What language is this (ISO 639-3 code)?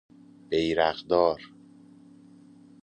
fas